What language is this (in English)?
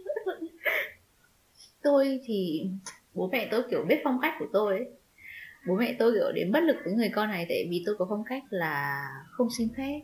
Vietnamese